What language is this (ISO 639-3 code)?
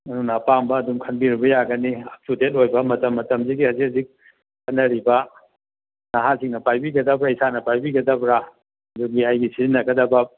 mni